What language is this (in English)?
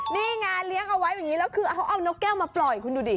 Thai